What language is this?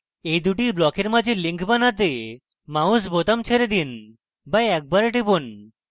Bangla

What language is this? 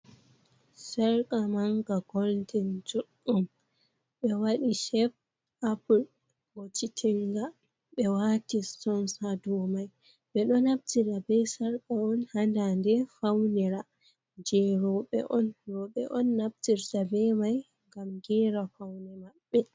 Fula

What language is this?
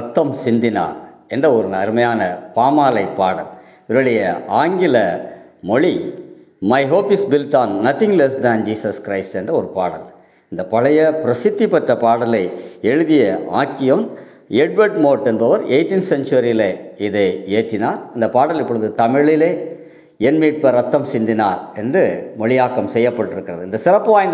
Romanian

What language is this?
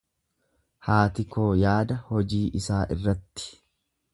Oromo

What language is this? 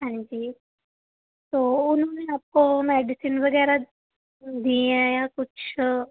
Punjabi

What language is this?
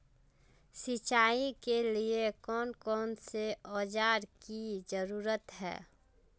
Magahi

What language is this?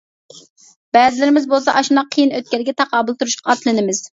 Uyghur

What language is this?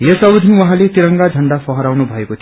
Nepali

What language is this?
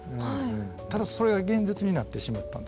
Japanese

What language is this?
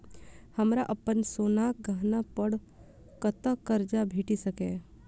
Maithili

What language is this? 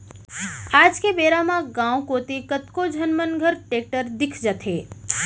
Chhattisgarhi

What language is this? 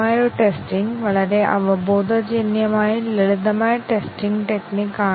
Malayalam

